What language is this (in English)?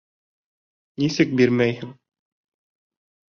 Bashkir